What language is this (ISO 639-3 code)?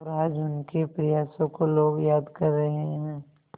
hin